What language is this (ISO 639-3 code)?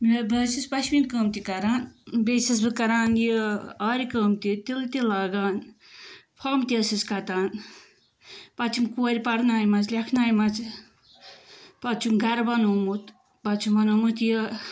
kas